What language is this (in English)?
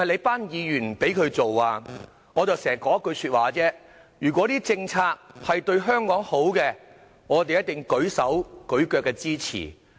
Cantonese